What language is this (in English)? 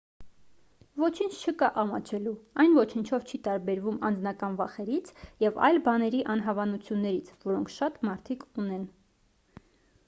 Armenian